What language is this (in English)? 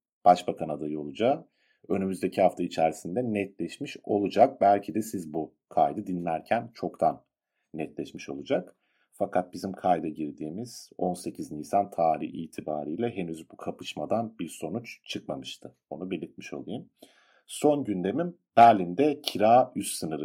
Turkish